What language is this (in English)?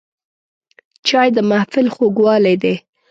Pashto